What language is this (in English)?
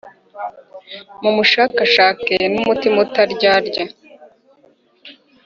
Kinyarwanda